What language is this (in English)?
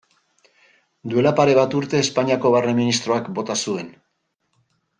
Basque